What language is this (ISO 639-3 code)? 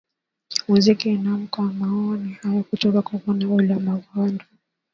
swa